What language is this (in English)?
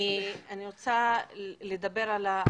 Hebrew